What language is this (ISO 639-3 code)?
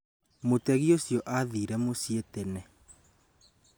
kik